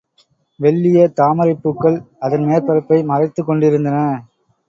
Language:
Tamil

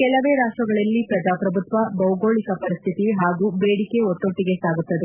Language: Kannada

